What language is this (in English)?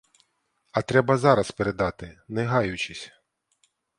Ukrainian